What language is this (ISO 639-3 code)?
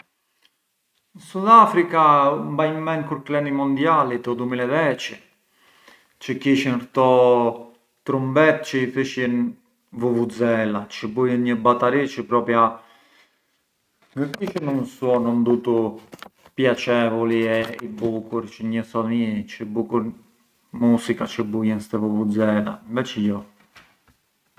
aae